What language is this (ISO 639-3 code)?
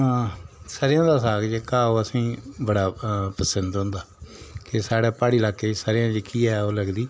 doi